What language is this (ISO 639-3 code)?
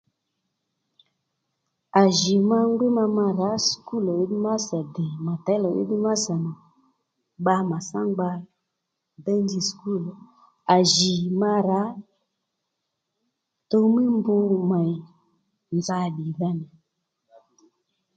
led